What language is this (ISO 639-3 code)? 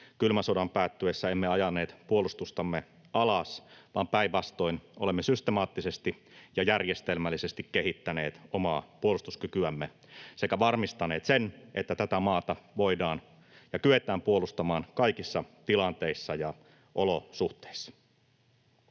fin